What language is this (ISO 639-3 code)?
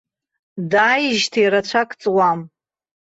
abk